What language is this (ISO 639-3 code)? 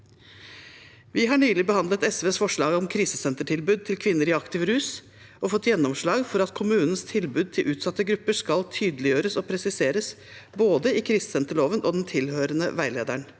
nor